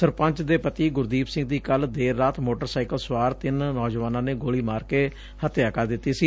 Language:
Punjabi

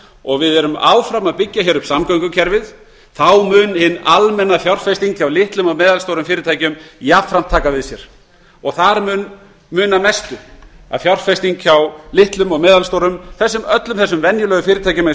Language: Icelandic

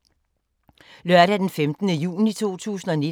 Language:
Danish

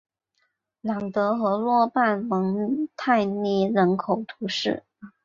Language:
Chinese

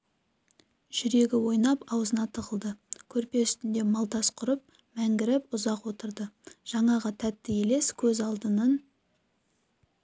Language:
Kazakh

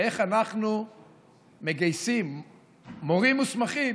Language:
Hebrew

